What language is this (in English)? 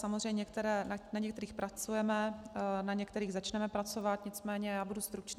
Czech